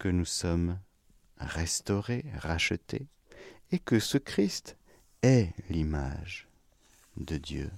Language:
French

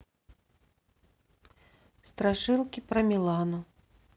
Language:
Russian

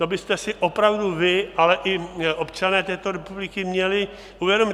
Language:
Czech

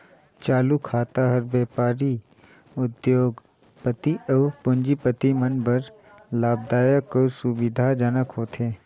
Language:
Chhattisgarhi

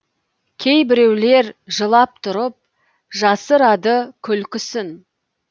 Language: Kazakh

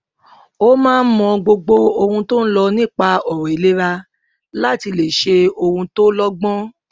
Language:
Yoruba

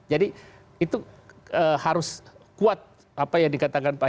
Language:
Indonesian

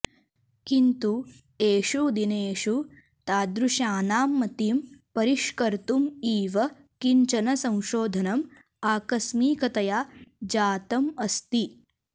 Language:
Sanskrit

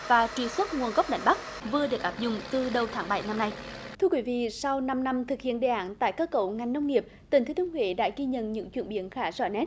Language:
Vietnamese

